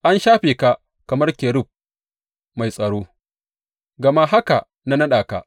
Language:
Hausa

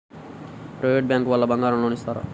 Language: Telugu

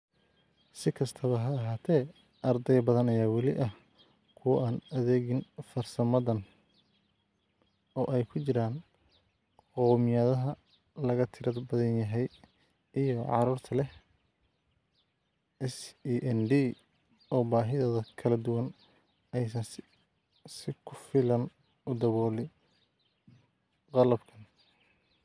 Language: Somali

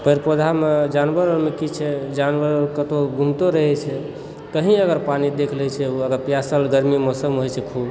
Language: Maithili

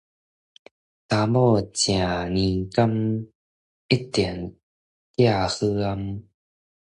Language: Min Nan Chinese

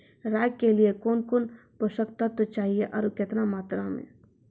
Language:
Maithili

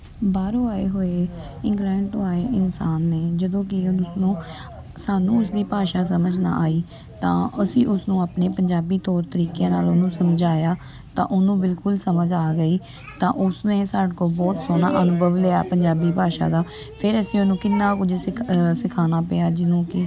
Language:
Punjabi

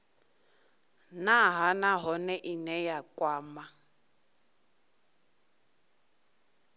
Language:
Venda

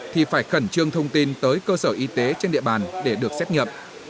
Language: Vietnamese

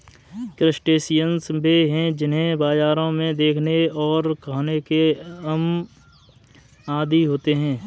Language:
Hindi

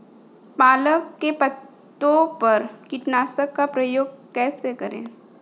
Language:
Hindi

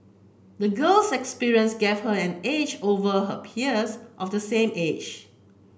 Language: English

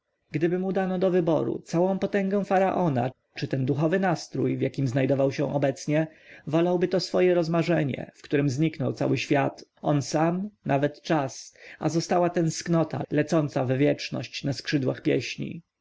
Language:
Polish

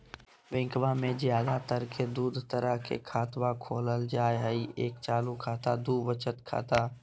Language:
Magahi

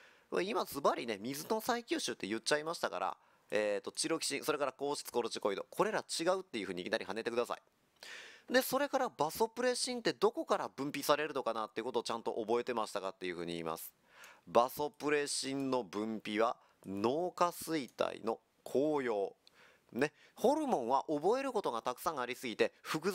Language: Japanese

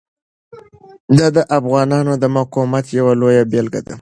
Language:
Pashto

